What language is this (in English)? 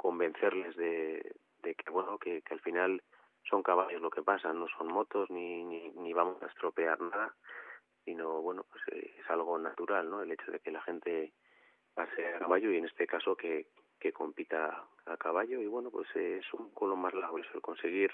Spanish